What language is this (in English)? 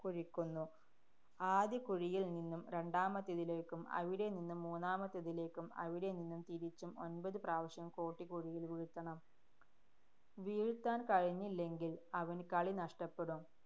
Malayalam